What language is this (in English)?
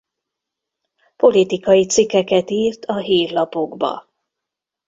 Hungarian